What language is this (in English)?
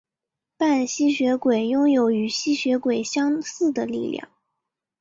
Chinese